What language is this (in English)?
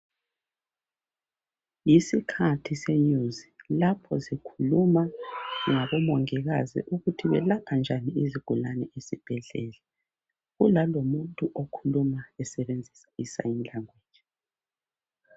North Ndebele